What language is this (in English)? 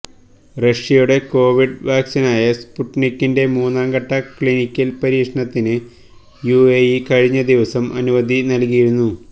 Malayalam